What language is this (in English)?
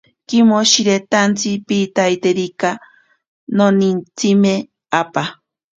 Ashéninka Perené